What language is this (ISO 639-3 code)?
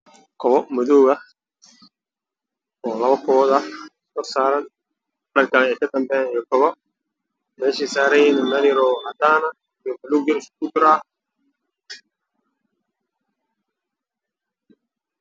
som